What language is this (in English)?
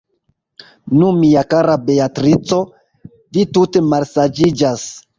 Esperanto